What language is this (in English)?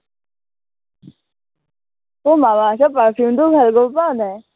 Assamese